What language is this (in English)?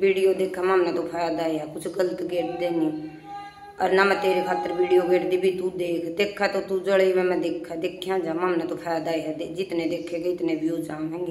Hindi